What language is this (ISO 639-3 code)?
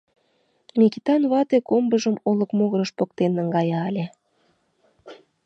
chm